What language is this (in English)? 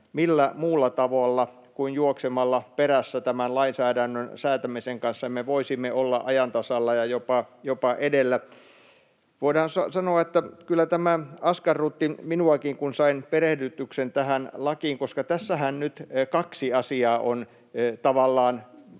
Finnish